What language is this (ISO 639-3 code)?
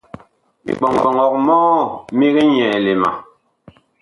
bkh